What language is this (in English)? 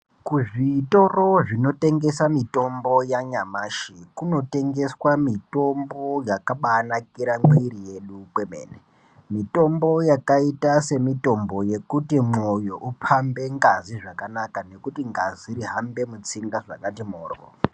Ndau